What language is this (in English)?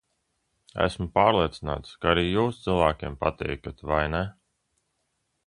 Latvian